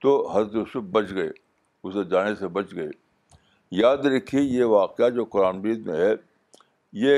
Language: Urdu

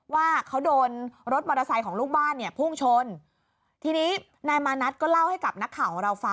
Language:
Thai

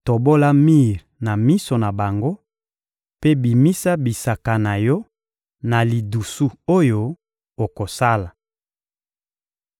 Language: Lingala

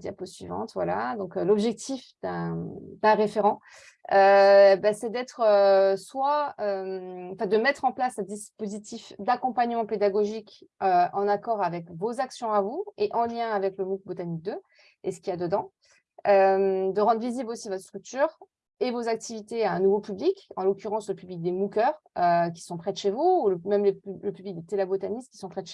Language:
French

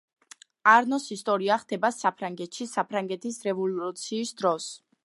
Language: Georgian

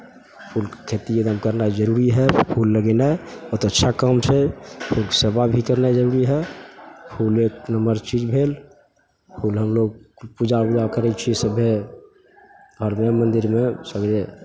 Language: Maithili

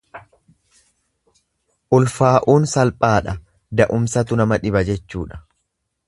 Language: Oromo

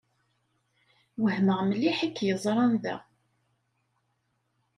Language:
Kabyle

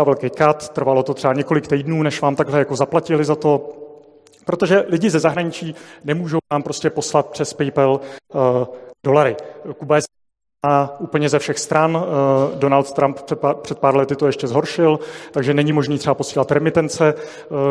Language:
Czech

